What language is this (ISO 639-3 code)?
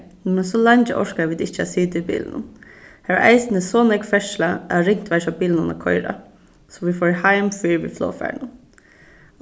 fao